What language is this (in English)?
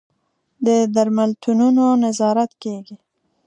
Pashto